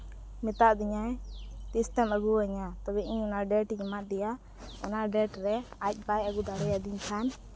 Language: Santali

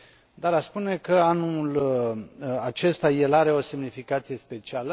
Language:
Romanian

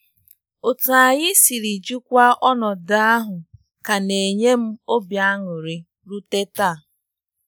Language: Igbo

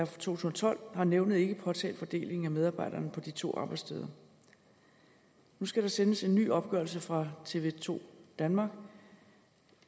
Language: Danish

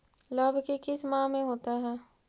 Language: Magahi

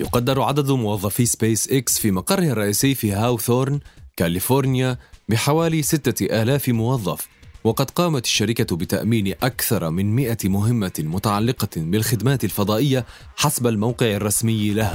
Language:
Arabic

